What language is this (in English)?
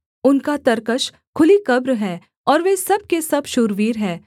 Hindi